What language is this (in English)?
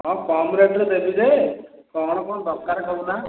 Odia